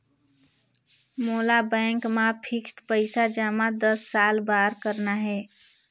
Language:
Chhattisgarhi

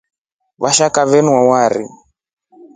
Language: Rombo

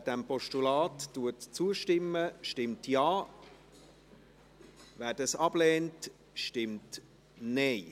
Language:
Swiss German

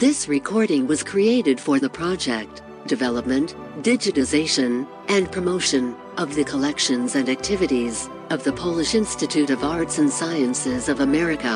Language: Polish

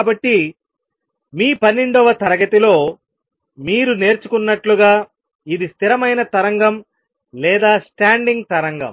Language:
Telugu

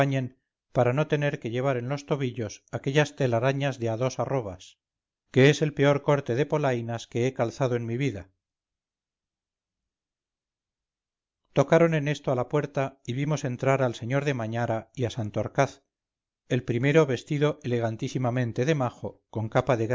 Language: Spanish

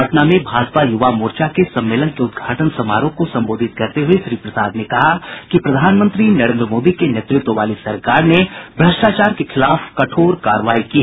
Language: Hindi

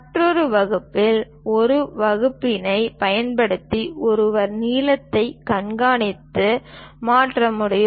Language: Tamil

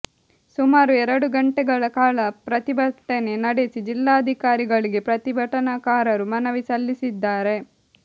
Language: Kannada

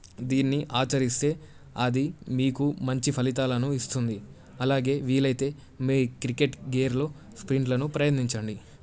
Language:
Telugu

